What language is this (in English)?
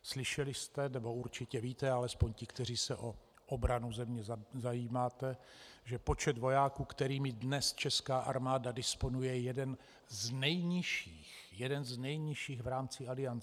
Czech